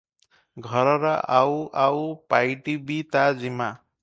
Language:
Odia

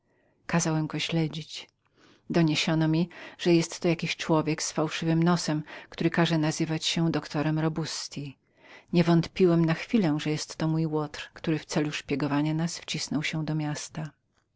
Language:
Polish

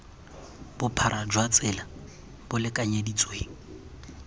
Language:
Tswana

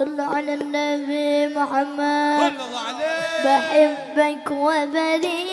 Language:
Arabic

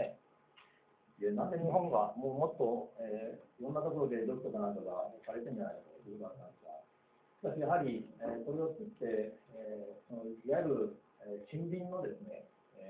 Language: Japanese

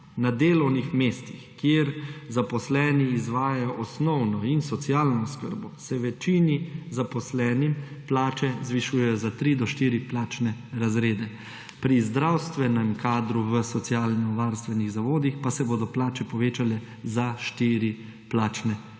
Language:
Slovenian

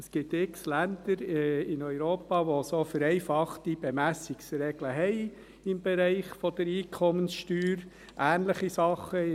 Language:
Swiss German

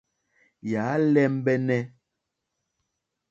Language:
Mokpwe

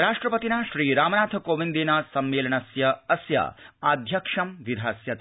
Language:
Sanskrit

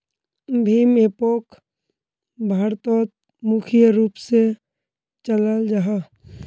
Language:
Magahi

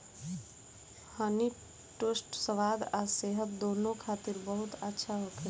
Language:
Bhojpuri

